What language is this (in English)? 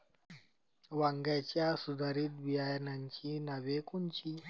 Marathi